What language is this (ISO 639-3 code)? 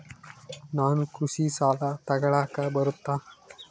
kan